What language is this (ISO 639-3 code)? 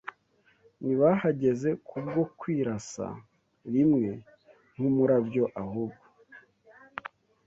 kin